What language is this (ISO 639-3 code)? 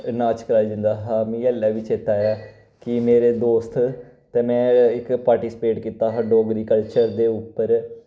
doi